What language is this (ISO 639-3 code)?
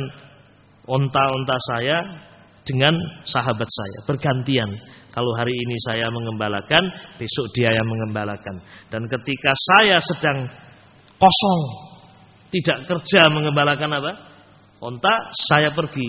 ind